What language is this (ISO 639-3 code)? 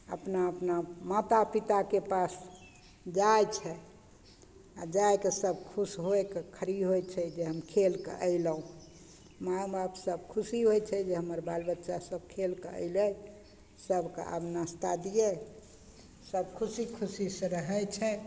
mai